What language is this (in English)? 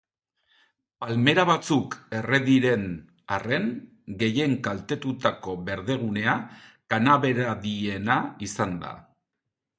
Basque